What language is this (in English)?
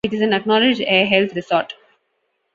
English